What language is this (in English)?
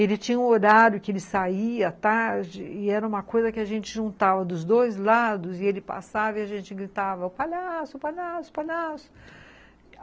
Portuguese